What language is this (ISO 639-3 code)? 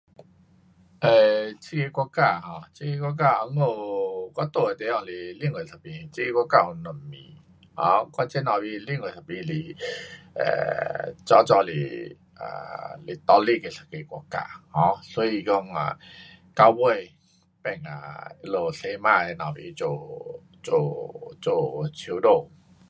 cpx